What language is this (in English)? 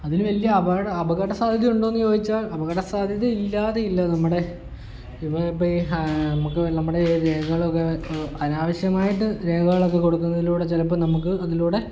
Malayalam